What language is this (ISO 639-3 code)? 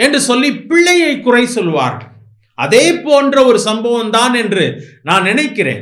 ron